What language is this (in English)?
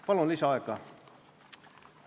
Estonian